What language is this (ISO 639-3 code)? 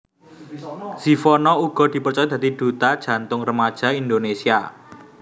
jav